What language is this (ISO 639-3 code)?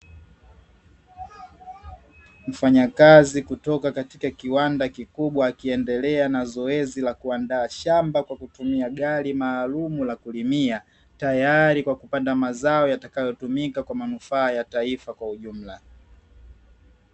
swa